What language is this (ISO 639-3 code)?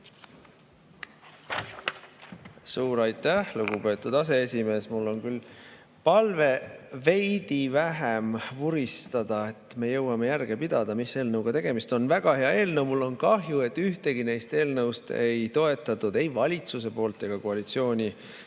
est